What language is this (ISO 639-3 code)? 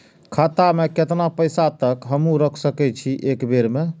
mai